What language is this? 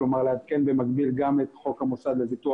Hebrew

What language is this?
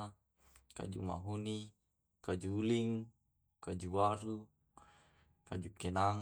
Tae'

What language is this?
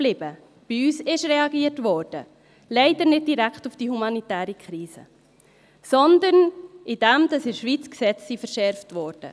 Swiss German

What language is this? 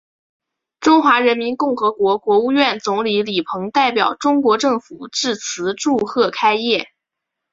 Chinese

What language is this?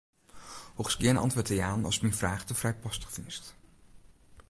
Western Frisian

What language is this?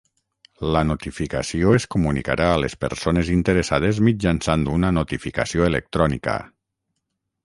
Catalan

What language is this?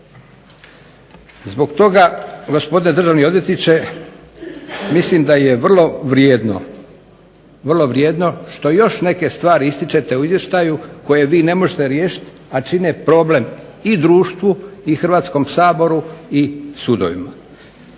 Croatian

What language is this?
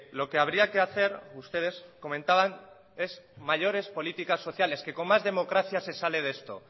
Spanish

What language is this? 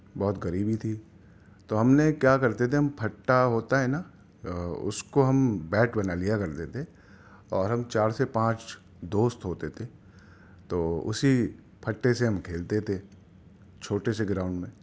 Urdu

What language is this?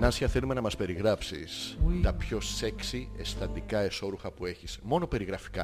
Greek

